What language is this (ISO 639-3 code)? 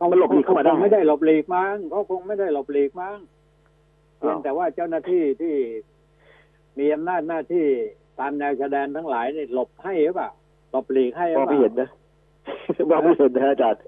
tha